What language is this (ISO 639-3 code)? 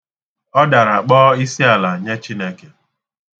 ibo